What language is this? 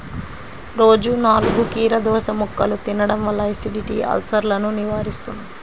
Telugu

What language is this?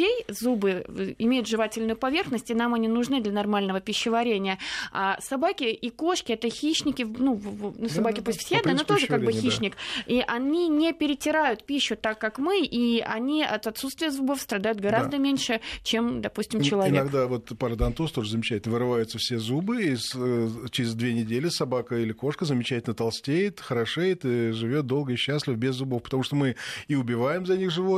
Russian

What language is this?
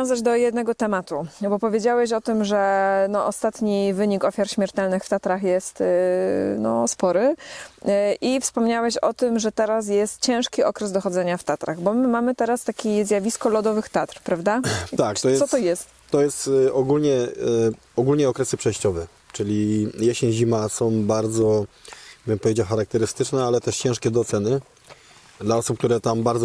Polish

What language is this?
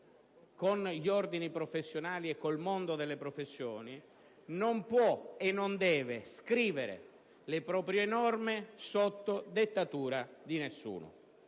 Italian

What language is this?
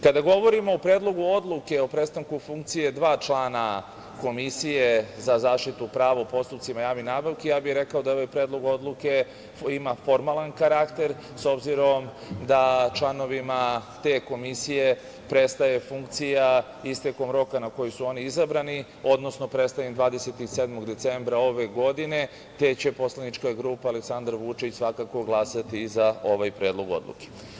Serbian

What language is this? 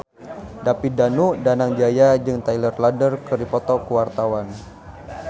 Sundanese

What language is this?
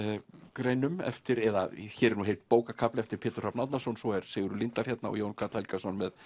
Icelandic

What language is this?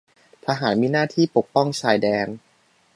Thai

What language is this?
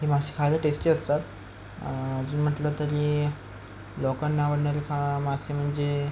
Marathi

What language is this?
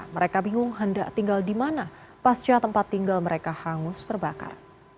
Indonesian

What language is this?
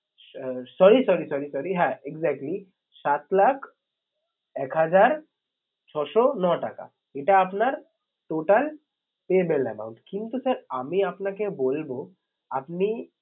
Bangla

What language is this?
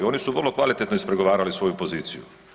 Croatian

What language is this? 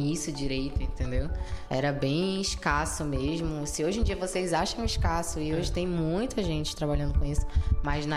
Portuguese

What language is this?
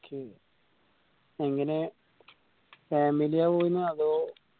Malayalam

